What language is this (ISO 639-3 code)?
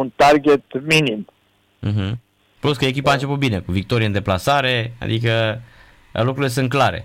ron